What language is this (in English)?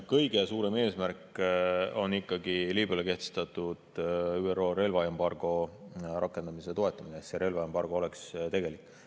Estonian